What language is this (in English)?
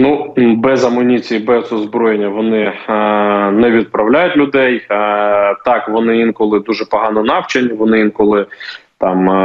Ukrainian